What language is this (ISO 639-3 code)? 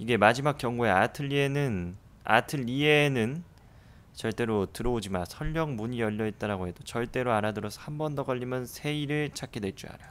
kor